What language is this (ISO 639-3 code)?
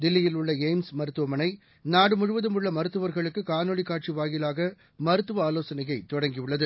tam